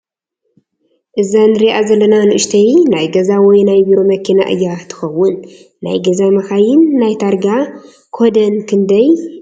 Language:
Tigrinya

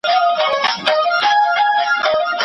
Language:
Pashto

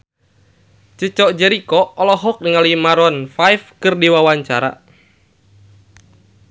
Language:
Sundanese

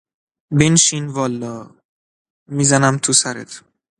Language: Persian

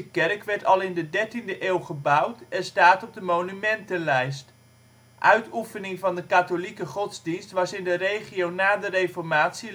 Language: Dutch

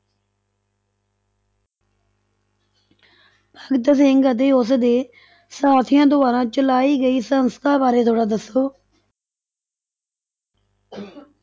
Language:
Punjabi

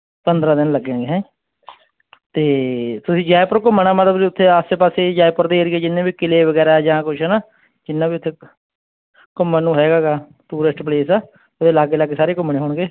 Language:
Punjabi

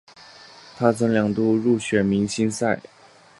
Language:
Chinese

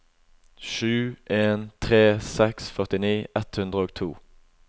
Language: Norwegian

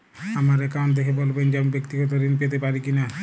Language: Bangla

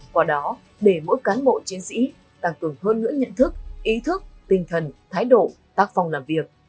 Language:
Vietnamese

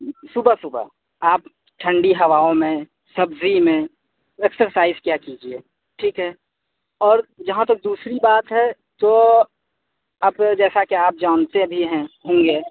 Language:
Urdu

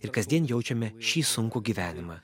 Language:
Lithuanian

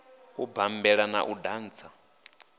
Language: Venda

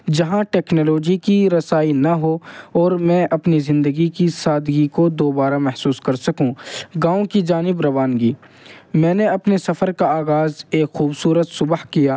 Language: Urdu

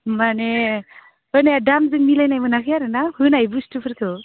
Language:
Bodo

